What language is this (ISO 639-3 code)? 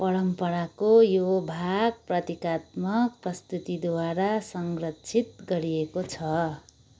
nep